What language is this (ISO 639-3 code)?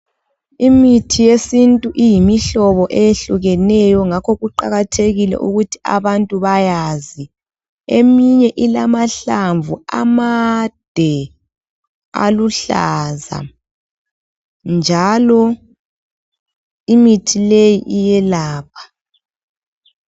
nde